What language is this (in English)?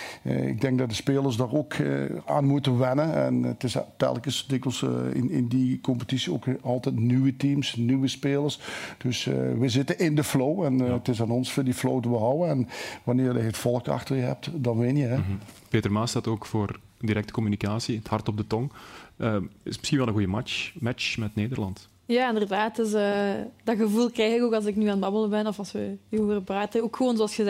Dutch